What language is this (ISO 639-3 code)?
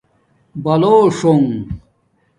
dmk